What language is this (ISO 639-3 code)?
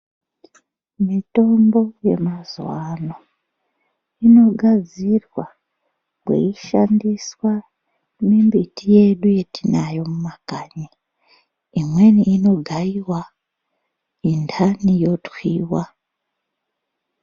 ndc